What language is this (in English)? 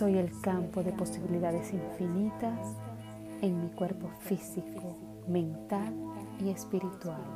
Spanish